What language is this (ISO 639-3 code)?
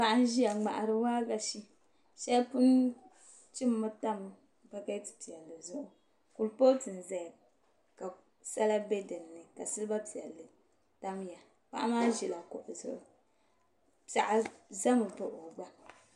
dag